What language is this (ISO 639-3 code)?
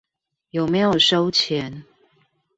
zho